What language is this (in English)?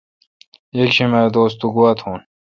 Kalkoti